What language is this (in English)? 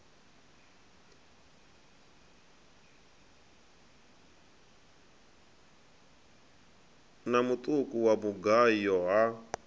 Venda